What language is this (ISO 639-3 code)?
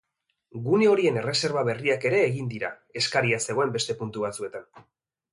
eus